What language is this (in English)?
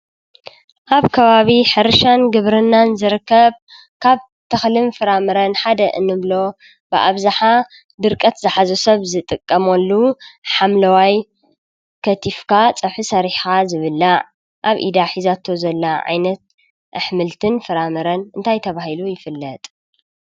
Tigrinya